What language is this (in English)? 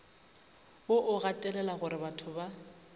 Northern Sotho